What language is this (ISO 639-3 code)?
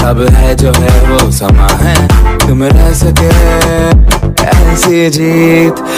hin